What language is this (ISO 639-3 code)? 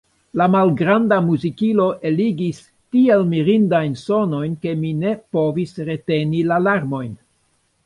epo